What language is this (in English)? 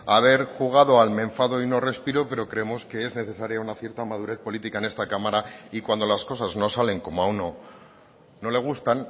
Spanish